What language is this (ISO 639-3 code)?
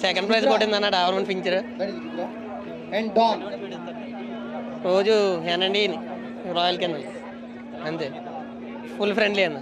tel